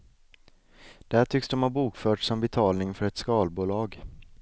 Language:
Swedish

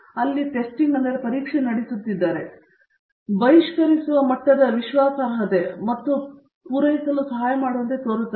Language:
Kannada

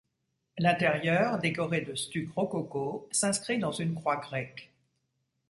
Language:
French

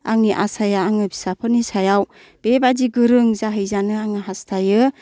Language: Bodo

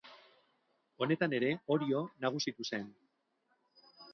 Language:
Basque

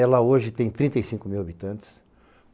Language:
Portuguese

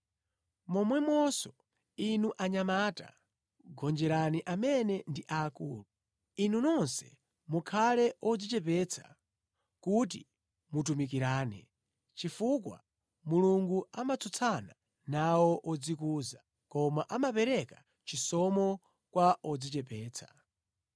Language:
Nyanja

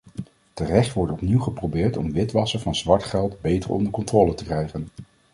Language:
Dutch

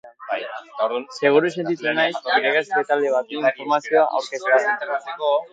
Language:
Basque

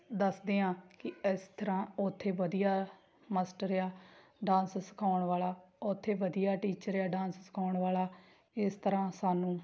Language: Punjabi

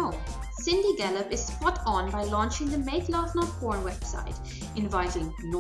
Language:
English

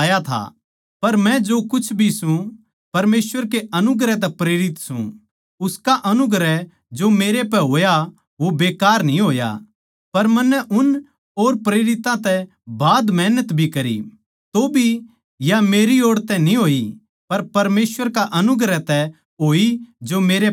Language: Haryanvi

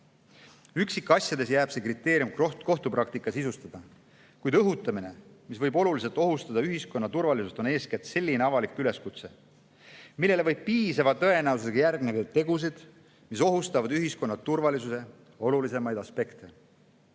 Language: Estonian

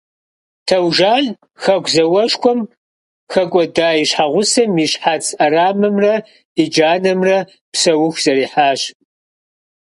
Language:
Kabardian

